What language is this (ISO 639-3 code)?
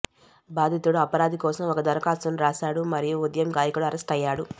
tel